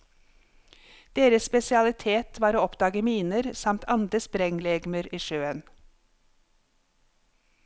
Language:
Norwegian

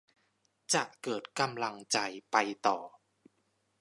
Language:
Thai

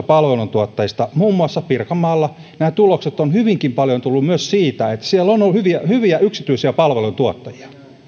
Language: Finnish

